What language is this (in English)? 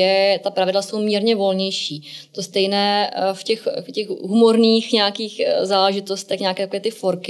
Czech